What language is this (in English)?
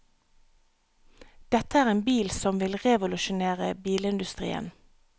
Norwegian